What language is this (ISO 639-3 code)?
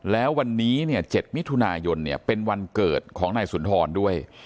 tha